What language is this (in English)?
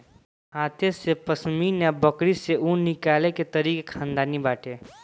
Bhojpuri